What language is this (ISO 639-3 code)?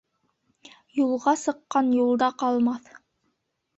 bak